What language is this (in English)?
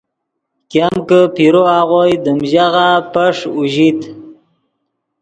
Yidgha